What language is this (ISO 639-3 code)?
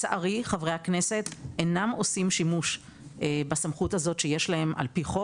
heb